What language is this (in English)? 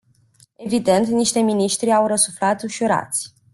Romanian